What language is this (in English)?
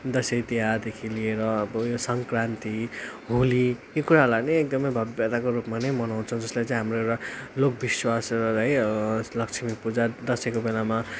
Nepali